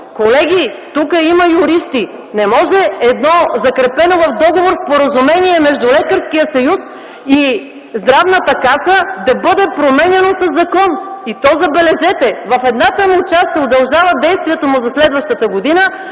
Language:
Bulgarian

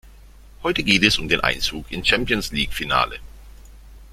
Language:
German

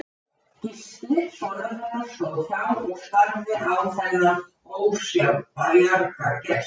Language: Icelandic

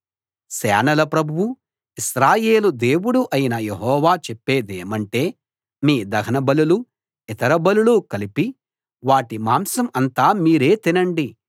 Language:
Telugu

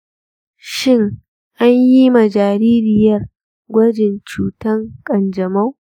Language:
Hausa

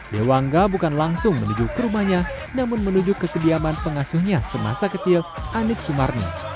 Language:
Indonesian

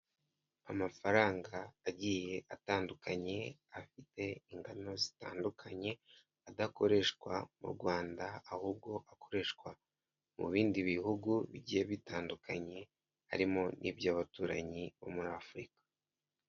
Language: Kinyarwanda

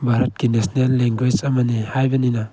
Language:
Manipuri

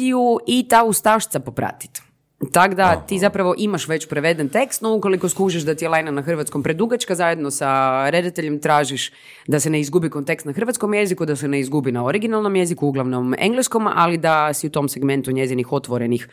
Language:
Croatian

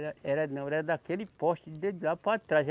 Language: Portuguese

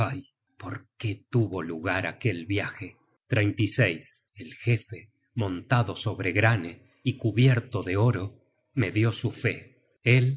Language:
Spanish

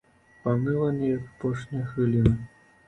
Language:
Belarusian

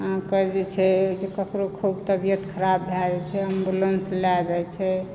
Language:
Maithili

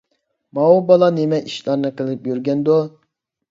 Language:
Uyghur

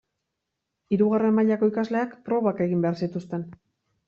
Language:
Basque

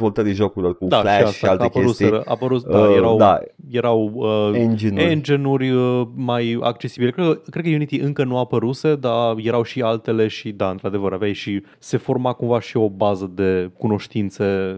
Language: Romanian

